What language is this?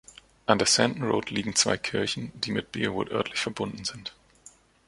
German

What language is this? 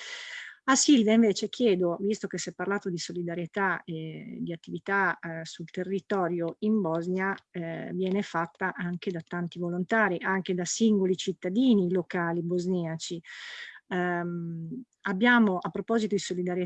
Italian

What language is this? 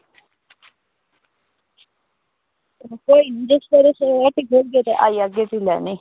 Dogri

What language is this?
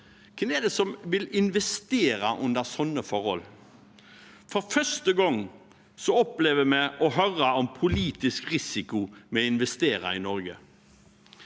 Norwegian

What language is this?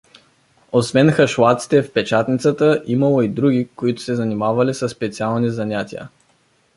Bulgarian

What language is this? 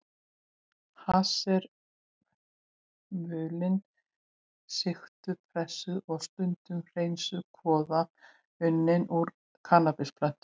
Icelandic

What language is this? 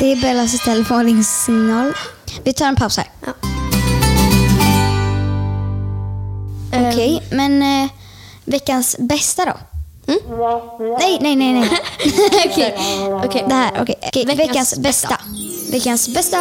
Swedish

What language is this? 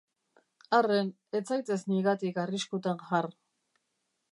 Basque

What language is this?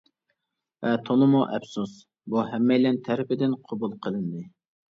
Uyghur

